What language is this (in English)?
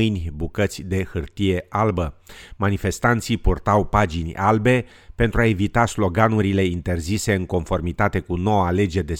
Romanian